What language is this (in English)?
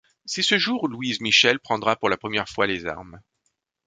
French